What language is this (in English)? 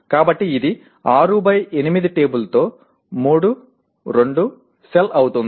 Telugu